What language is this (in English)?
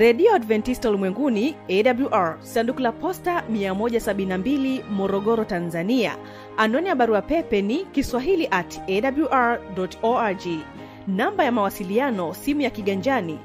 Swahili